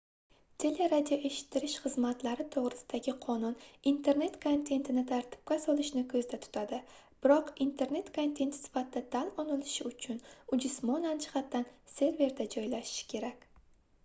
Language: Uzbek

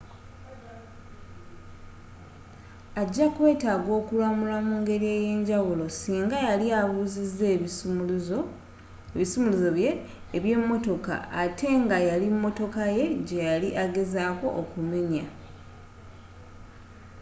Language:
Ganda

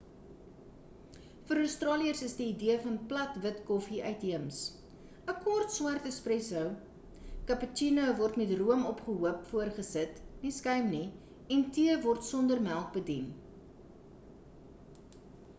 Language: Afrikaans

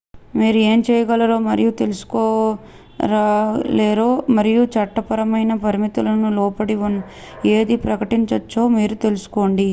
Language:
Telugu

